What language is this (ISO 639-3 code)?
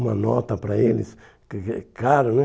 por